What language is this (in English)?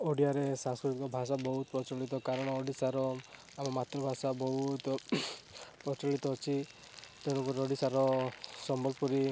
Odia